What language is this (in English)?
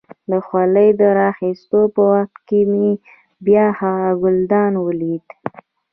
Pashto